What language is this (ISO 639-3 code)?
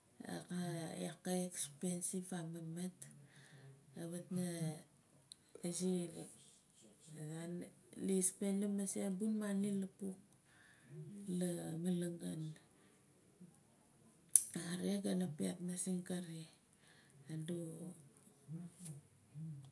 nal